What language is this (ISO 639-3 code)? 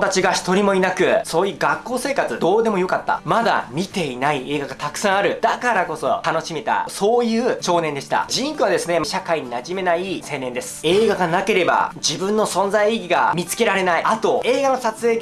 jpn